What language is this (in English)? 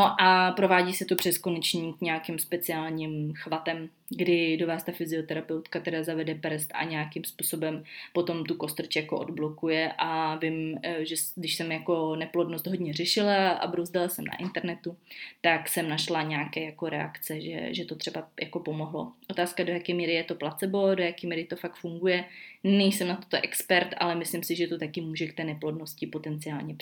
Czech